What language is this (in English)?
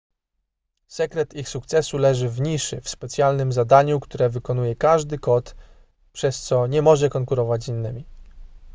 Polish